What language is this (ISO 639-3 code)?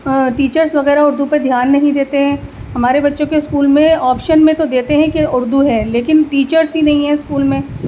urd